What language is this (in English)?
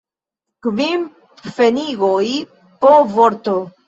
Esperanto